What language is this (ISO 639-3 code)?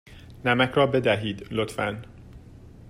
fas